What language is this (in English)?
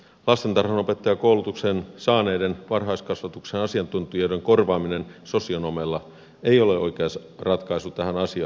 Finnish